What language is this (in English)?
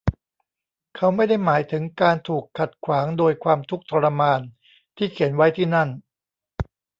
Thai